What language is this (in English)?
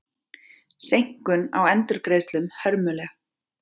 Icelandic